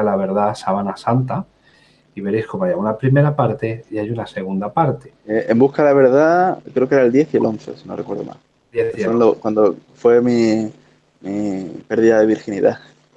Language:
Spanish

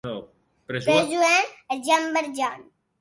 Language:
Occitan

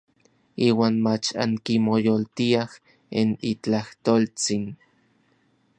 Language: Orizaba Nahuatl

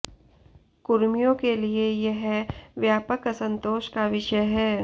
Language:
Hindi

